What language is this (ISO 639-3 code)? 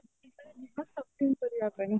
ori